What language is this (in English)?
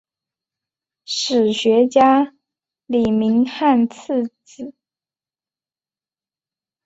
Chinese